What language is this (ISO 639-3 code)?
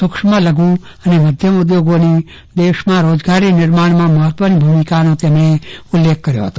guj